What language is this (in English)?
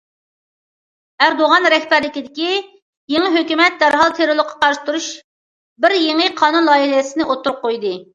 Uyghur